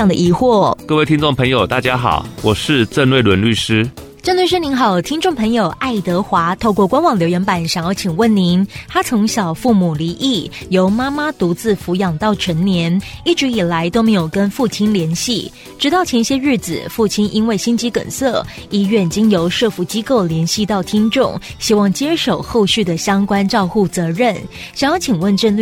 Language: Chinese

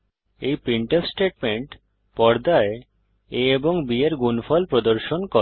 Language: Bangla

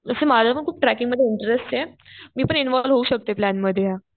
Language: Marathi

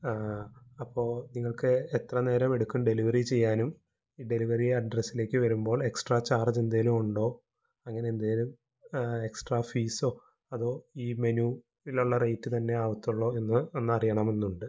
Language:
Malayalam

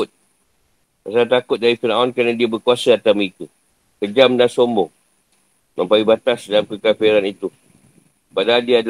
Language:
Malay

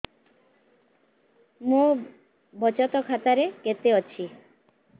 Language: Odia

